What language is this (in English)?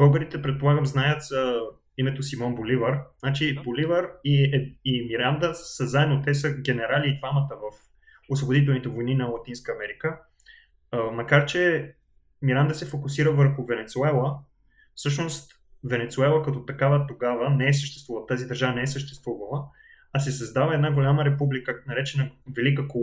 Bulgarian